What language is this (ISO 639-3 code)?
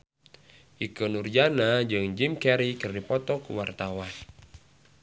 sun